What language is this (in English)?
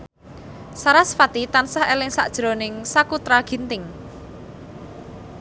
Javanese